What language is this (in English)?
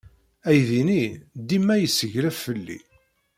Kabyle